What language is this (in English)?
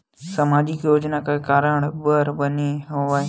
Chhattisgarhi